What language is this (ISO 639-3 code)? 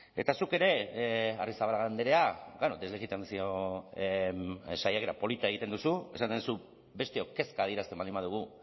eus